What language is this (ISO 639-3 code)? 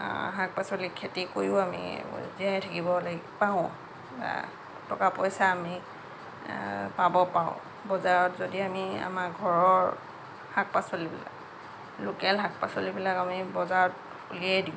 asm